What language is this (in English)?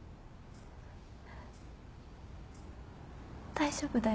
Japanese